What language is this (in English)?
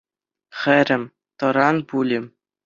Chuvash